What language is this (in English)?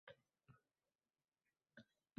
Uzbek